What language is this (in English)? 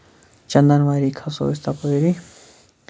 Kashmiri